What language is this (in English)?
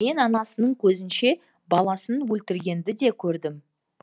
Kazakh